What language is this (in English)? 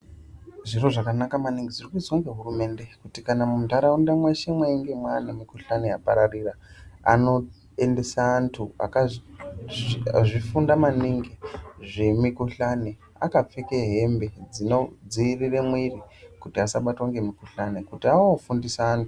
Ndau